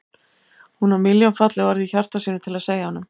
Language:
Icelandic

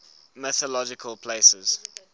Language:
English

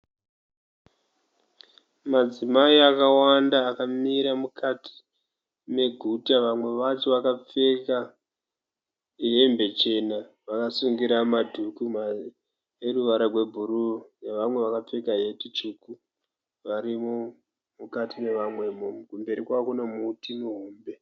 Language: Shona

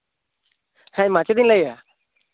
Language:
Santali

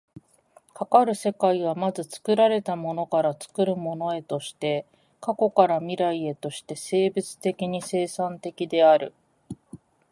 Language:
Japanese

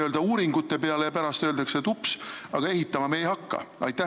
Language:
Estonian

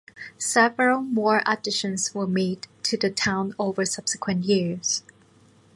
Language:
English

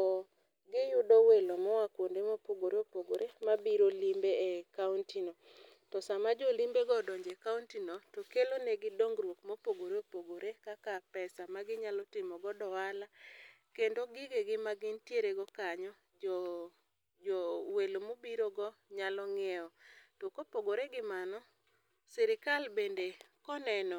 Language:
Luo (Kenya and Tanzania)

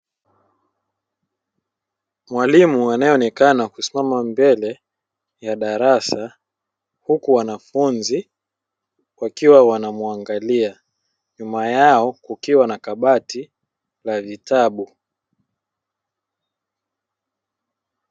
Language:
Swahili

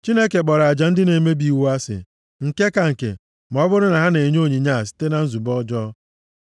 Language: Igbo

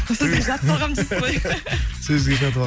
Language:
Kazakh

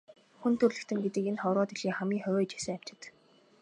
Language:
Mongolian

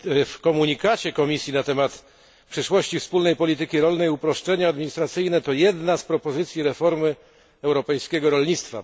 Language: Polish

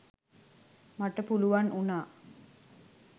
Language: Sinhala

